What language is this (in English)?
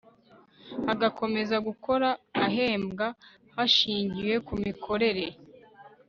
Kinyarwanda